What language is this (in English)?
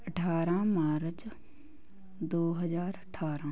Punjabi